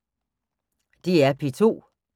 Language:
Danish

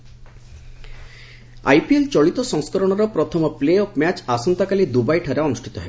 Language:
Odia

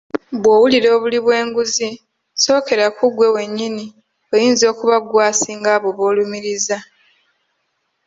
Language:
Ganda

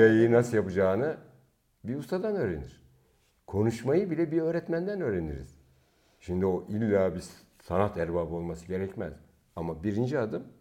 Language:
Turkish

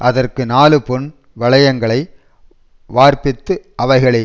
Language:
Tamil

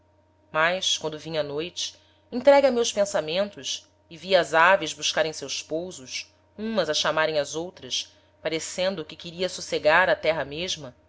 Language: Portuguese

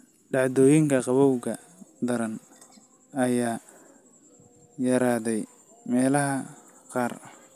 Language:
Somali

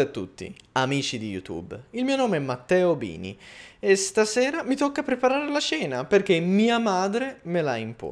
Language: Italian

